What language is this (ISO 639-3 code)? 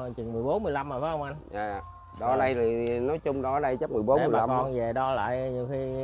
vie